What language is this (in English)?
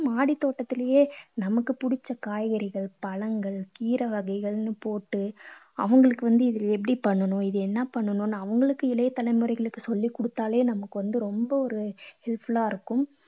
Tamil